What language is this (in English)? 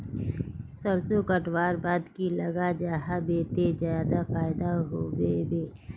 Magahi